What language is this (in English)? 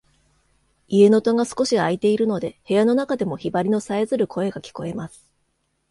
Japanese